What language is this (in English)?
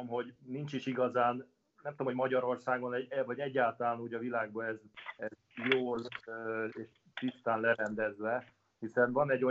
Hungarian